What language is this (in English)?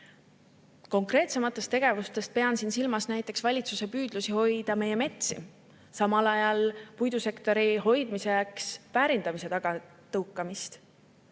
Estonian